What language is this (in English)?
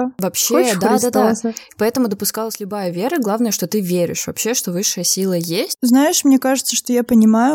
Russian